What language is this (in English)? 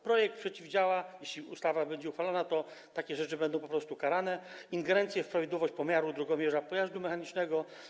Polish